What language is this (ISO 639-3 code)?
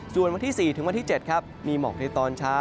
tha